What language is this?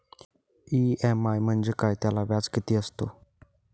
Marathi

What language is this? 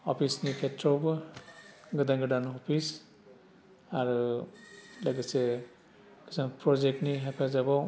Bodo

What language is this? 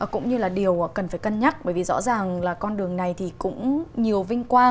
Vietnamese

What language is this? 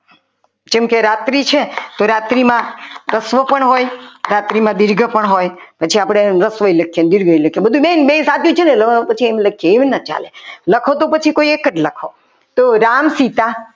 Gujarati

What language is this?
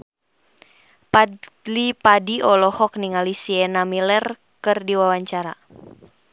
Sundanese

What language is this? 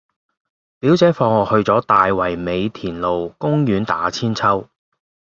Cantonese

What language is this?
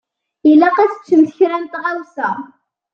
Kabyle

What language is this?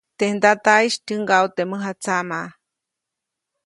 Copainalá Zoque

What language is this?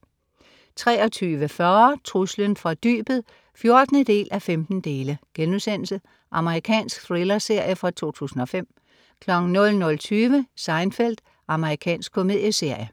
Danish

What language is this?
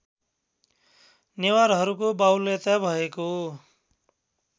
Nepali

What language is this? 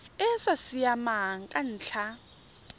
Tswana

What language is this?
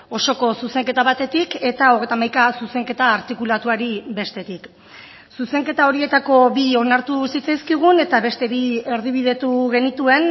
Basque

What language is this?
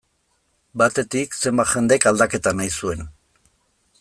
Basque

